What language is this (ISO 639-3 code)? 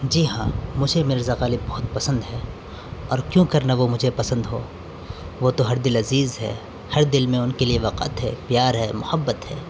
urd